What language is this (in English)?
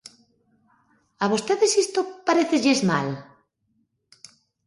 Galician